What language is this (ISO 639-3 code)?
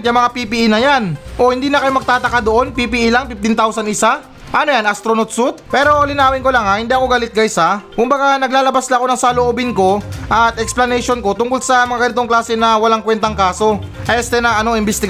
fil